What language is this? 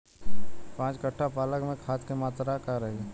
Bhojpuri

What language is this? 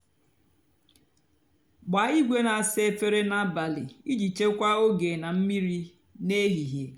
Igbo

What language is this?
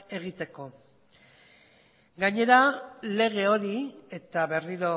Basque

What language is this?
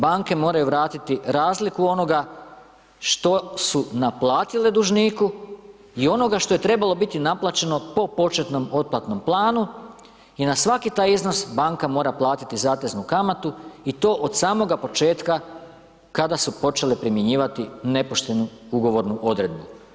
Croatian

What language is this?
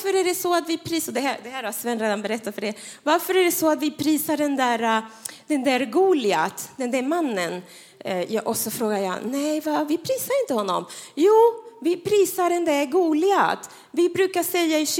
Swedish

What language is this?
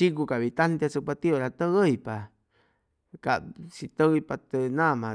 Chimalapa Zoque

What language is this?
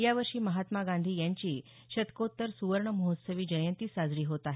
Marathi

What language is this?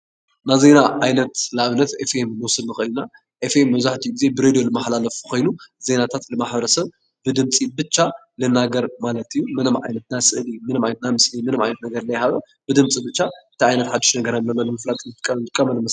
Tigrinya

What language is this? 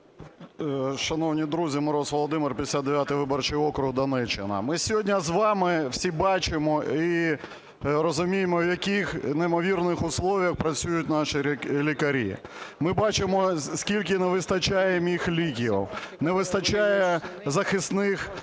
Ukrainian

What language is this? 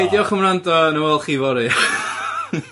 Welsh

